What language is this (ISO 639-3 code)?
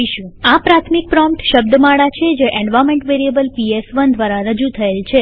guj